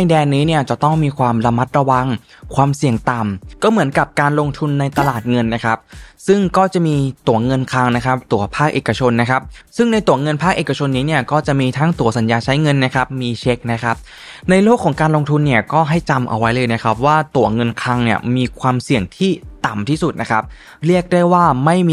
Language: Thai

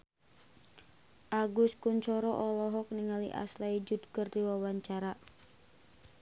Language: Sundanese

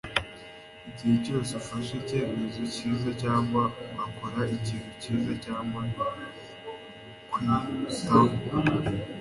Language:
Kinyarwanda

